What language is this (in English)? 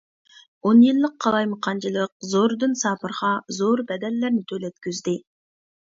Uyghur